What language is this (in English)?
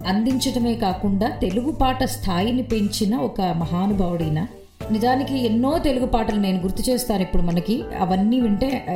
Telugu